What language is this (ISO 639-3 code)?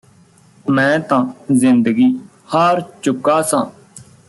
pan